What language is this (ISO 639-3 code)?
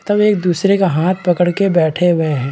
hin